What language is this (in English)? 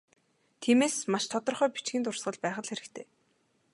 Mongolian